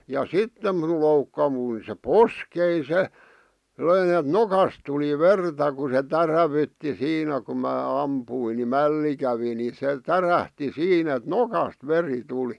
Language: Finnish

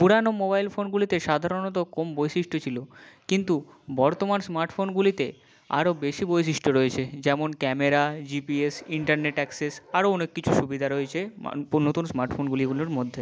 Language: Bangla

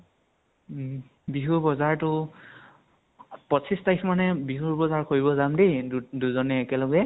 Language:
Assamese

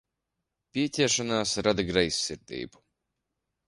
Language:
Latvian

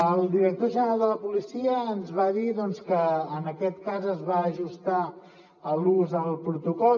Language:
Catalan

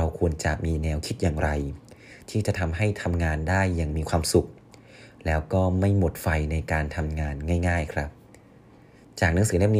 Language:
Thai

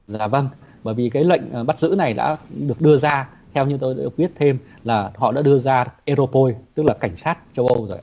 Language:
Vietnamese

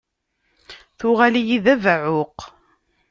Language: Kabyle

